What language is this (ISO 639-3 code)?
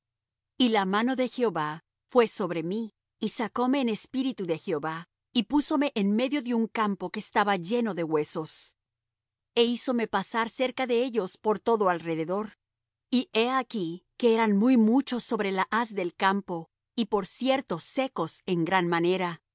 spa